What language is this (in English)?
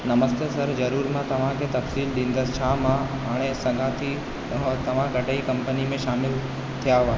Sindhi